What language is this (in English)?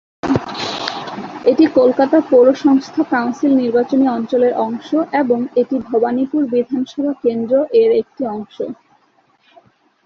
Bangla